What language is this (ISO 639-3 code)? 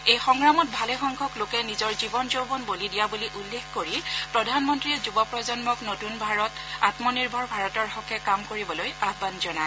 asm